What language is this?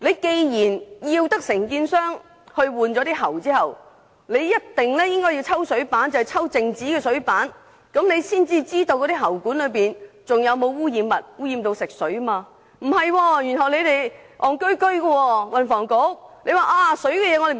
Cantonese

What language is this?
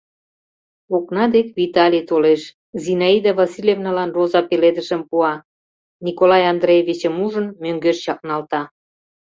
Mari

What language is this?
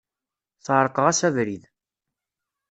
Kabyle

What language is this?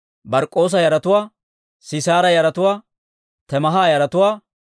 Dawro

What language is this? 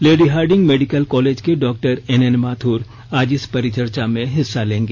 Hindi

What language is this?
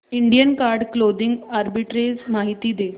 Marathi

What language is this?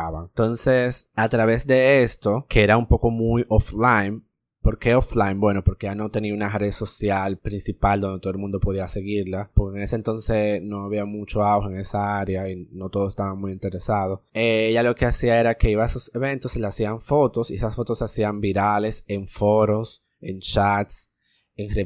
Spanish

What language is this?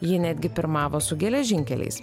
Lithuanian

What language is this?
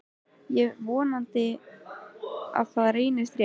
Icelandic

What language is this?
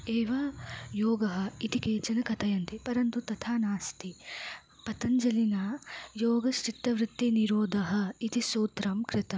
Sanskrit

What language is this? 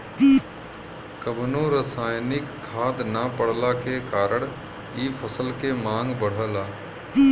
Bhojpuri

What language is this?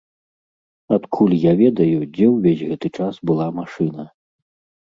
Belarusian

